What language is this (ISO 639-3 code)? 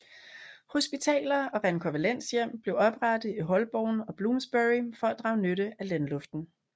dan